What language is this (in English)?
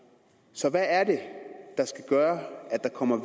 Danish